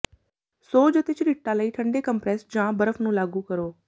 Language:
Punjabi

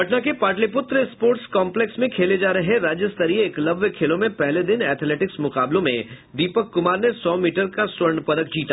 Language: Hindi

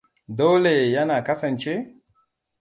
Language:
Hausa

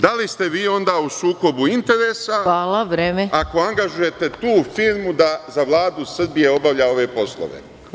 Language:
Serbian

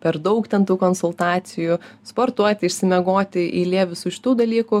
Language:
Lithuanian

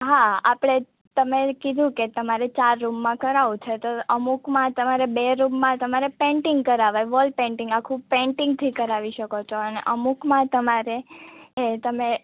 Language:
Gujarati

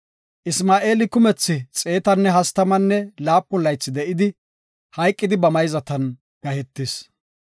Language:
Gofa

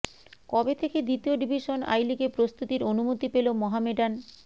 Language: Bangla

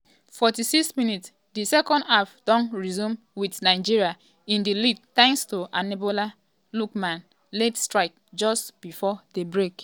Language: Nigerian Pidgin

